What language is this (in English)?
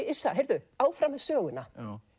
Icelandic